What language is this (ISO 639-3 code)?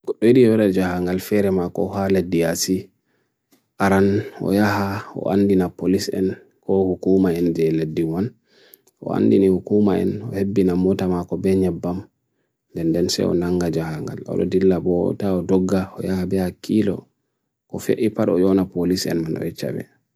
fui